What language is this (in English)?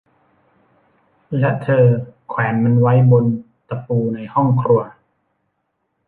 Thai